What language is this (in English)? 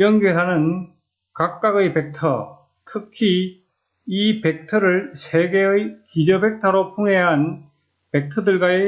Korean